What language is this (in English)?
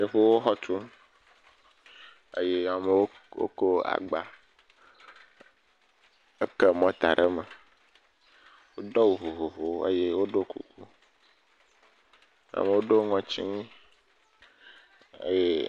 Ewe